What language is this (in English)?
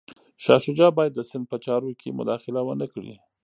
Pashto